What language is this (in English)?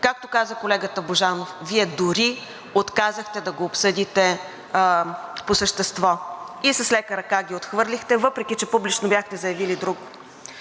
Bulgarian